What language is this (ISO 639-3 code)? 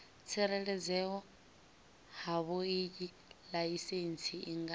ven